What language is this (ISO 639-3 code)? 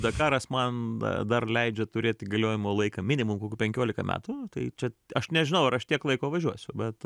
lit